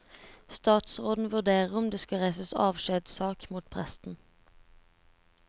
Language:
Norwegian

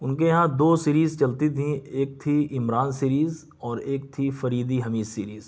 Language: Urdu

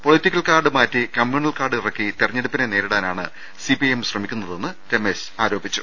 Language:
Malayalam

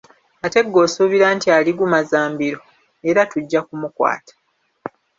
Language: Ganda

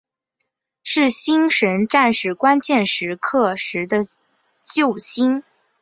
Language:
Chinese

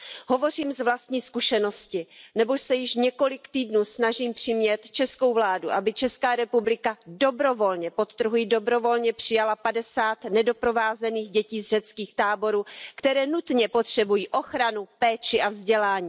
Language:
Czech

